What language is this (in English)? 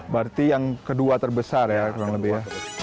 Indonesian